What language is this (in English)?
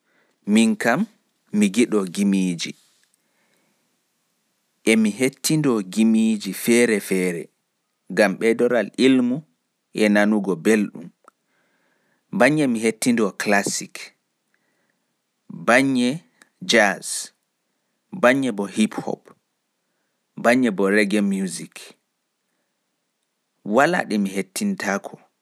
Fula